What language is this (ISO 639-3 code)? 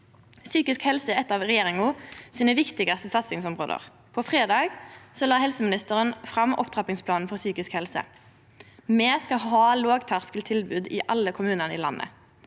nor